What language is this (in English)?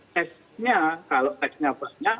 Indonesian